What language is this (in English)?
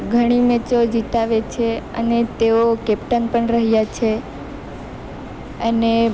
Gujarati